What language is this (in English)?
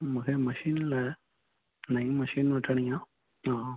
Sindhi